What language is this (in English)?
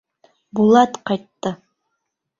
Bashkir